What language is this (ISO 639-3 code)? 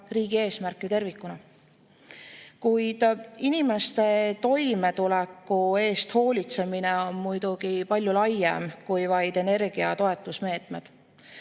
est